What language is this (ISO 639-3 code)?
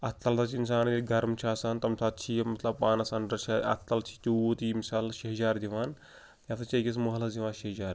kas